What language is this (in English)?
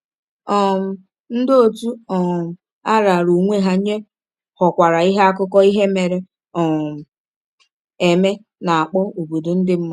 Igbo